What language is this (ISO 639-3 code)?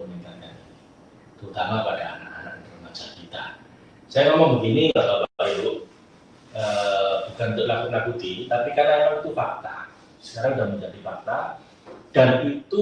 ind